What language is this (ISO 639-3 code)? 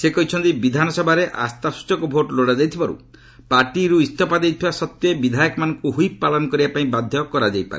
ori